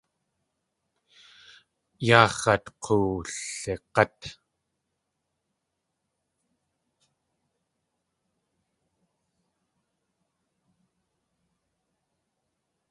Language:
Tlingit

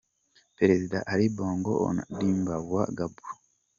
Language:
Kinyarwanda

